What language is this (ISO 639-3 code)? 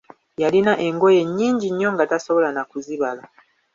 lug